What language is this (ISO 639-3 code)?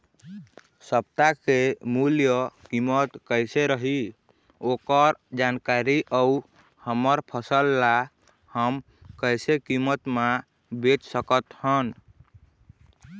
hne